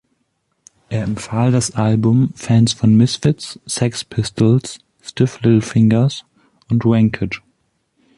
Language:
German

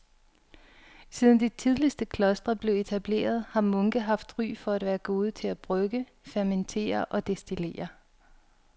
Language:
Danish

